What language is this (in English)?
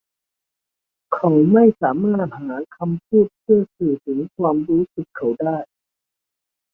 Thai